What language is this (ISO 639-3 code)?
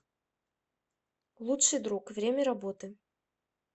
rus